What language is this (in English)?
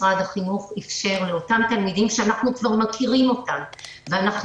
Hebrew